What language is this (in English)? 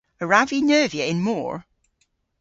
Cornish